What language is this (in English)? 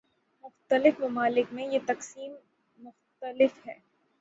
Urdu